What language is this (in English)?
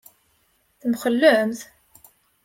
Kabyle